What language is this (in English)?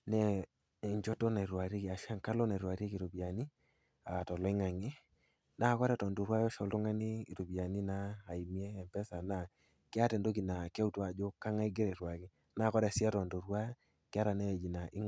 Masai